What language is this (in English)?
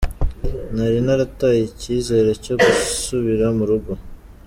Kinyarwanda